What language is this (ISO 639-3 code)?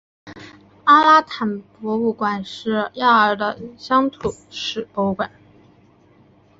zho